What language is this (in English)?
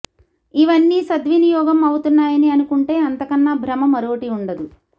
Telugu